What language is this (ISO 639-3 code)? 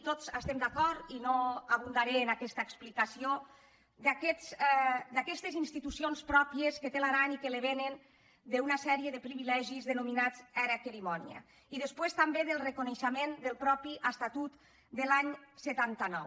cat